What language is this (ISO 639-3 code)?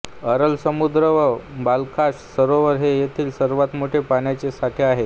mar